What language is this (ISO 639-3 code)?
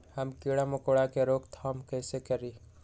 mag